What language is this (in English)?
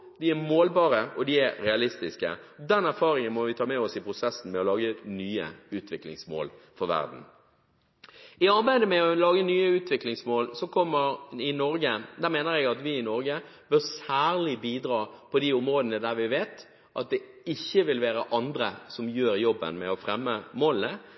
Norwegian Bokmål